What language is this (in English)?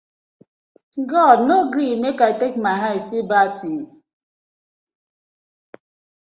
Nigerian Pidgin